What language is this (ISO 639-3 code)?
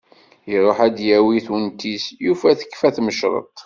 kab